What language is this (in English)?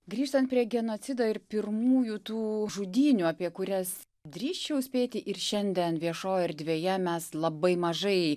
Lithuanian